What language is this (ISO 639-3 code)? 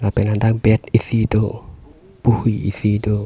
mjw